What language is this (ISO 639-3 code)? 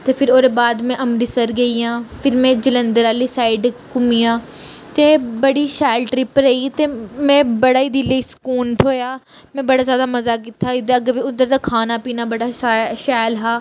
doi